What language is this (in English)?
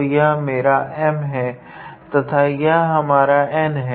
Hindi